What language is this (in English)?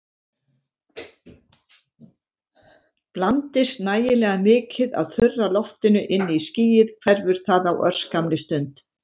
Icelandic